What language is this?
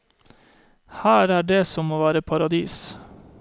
Norwegian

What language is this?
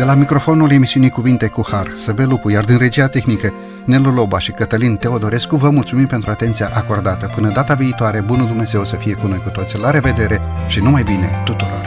Romanian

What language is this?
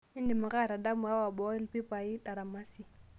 Masai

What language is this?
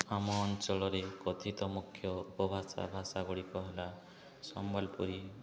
Odia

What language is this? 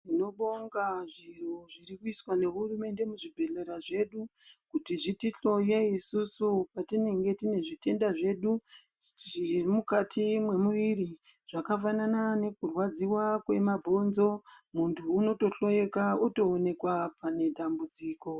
Ndau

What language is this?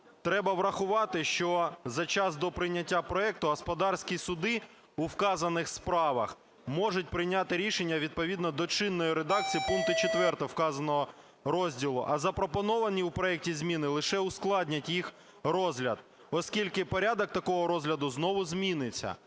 Ukrainian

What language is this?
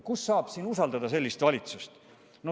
Estonian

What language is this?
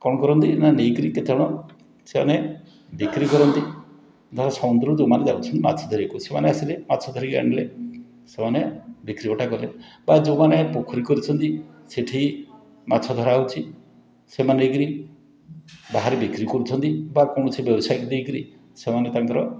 Odia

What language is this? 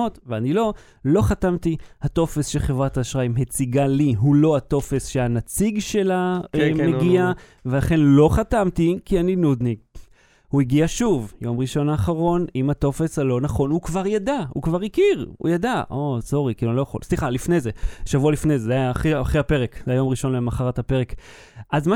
Hebrew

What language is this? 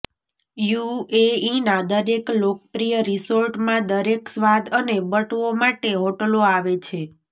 Gujarati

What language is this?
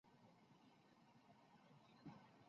Chinese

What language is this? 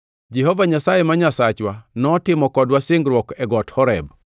Luo (Kenya and Tanzania)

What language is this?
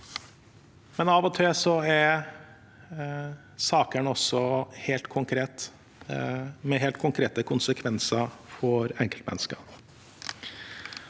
Norwegian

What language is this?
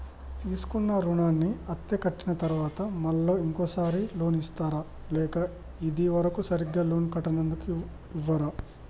Telugu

